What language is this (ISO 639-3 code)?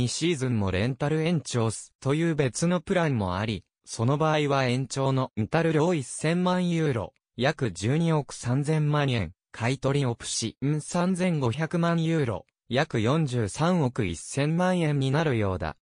jpn